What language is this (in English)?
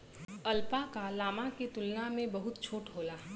Bhojpuri